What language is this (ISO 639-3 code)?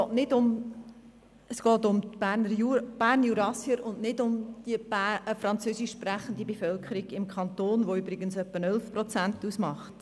gsw